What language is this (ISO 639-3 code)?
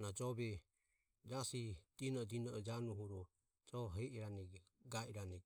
aom